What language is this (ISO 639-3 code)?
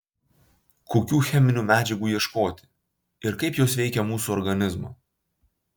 lit